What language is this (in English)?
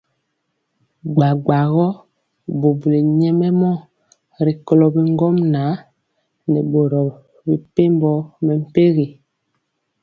Mpiemo